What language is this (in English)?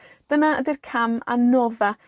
Welsh